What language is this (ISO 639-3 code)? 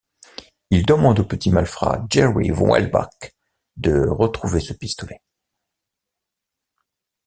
fra